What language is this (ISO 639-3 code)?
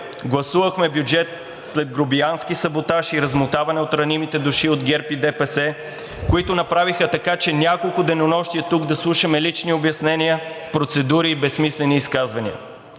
bul